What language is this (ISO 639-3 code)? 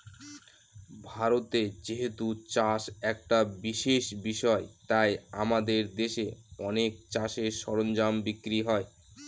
ben